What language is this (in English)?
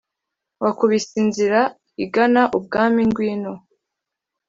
Kinyarwanda